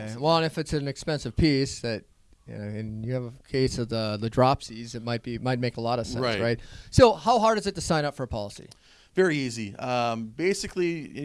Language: English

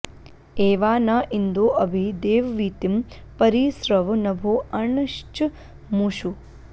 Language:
Sanskrit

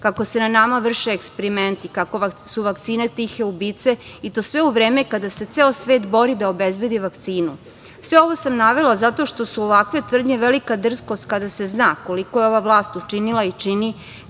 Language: Serbian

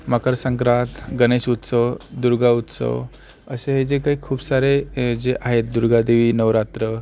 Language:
Marathi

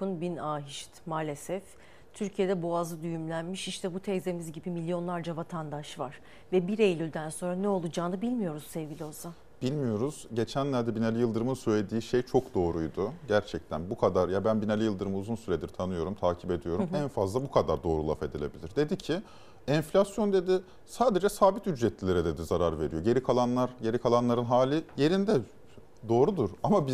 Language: Turkish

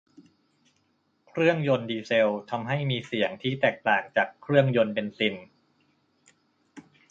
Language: Thai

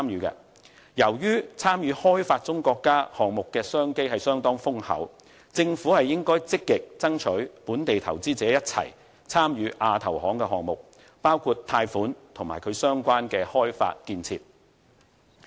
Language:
Cantonese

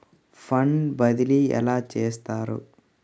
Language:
Telugu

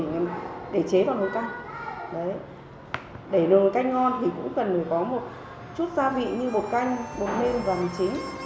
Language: Vietnamese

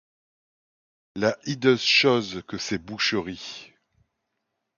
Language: French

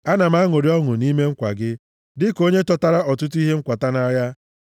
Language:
Igbo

